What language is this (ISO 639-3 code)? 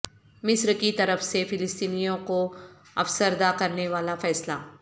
urd